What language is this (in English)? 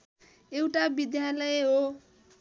Nepali